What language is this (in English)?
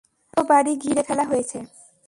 Bangla